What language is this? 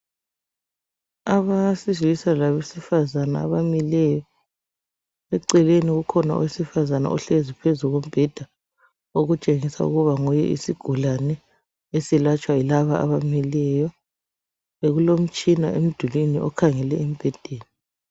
North Ndebele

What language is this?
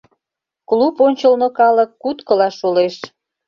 Mari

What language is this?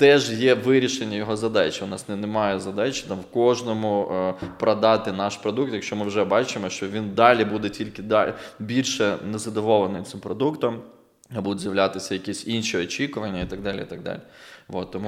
Ukrainian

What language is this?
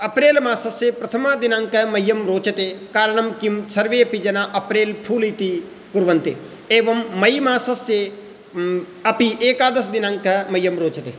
Sanskrit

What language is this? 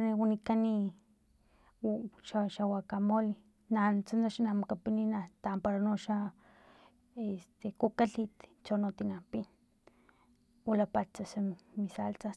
Filomena Mata-Coahuitlán Totonac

